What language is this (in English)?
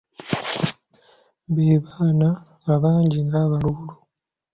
Ganda